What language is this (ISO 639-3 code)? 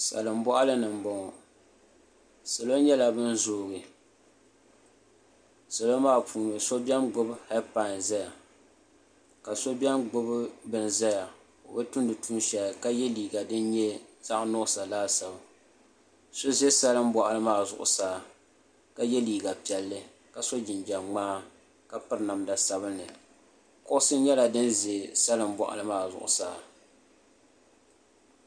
dag